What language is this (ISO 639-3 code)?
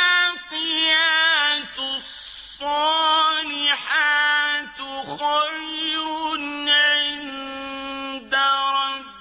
ara